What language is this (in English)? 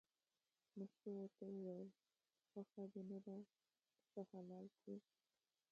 Pashto